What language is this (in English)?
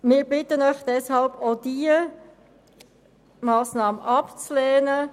Swiss German